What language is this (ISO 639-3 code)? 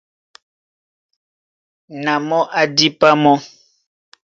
dua